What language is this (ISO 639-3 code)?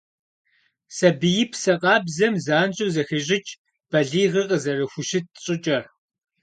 kbd